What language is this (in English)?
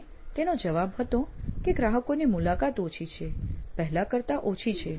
Gujarati